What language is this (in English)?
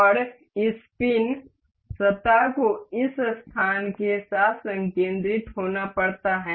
Hindi